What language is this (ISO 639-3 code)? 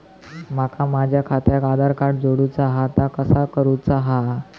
mar